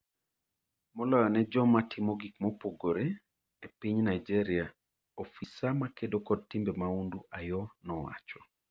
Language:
Luo (Kenya and Tanzania)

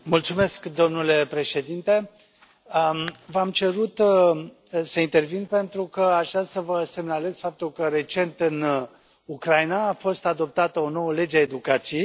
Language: Romanian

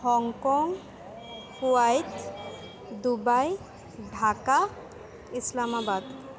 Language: Assamese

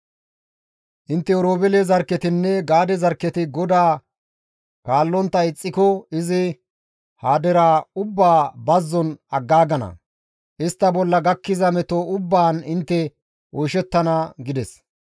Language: Gamo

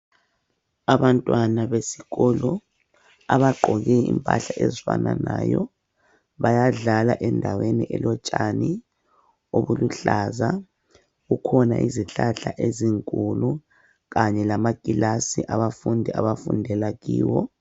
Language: North Ndebele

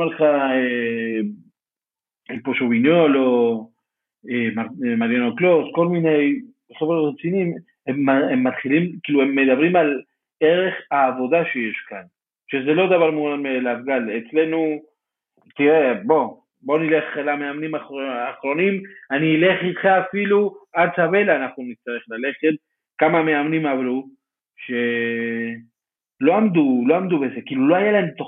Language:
Hebrew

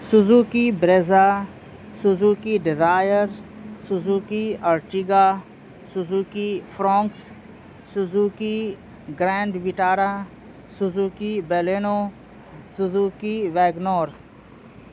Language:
Urdu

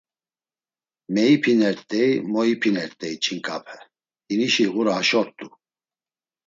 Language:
Laz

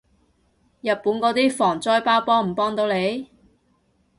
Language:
Cantonese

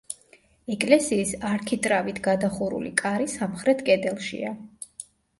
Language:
Georgian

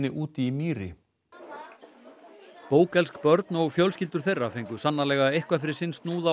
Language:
Icelandic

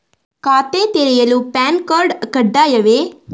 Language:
Kannada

